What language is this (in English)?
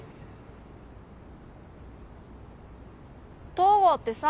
Japanese